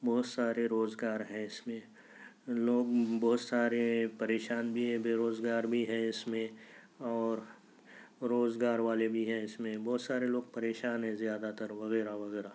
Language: Urdu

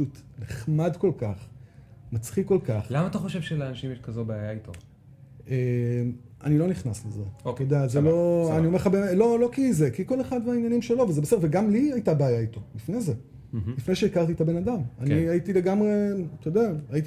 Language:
Hebrew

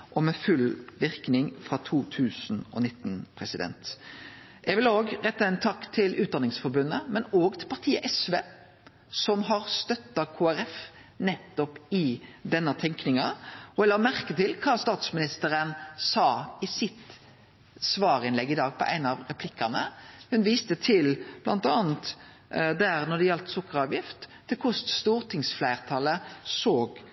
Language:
Norwegian Nynorsk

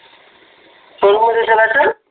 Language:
Marathi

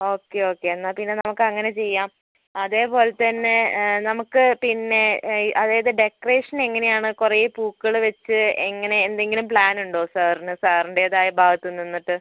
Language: Malayalam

